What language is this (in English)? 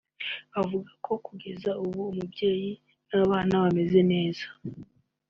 Kinyarwanda